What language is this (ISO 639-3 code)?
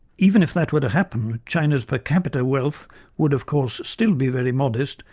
eng